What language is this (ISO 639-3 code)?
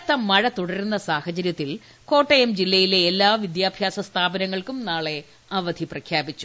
mal